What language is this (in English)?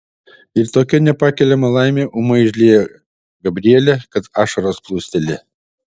Lithuanian